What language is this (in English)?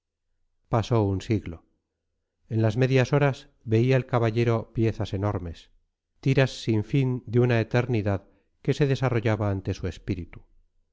Spanish